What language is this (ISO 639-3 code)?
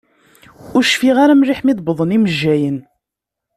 kab